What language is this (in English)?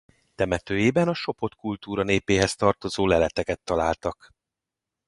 Hungarian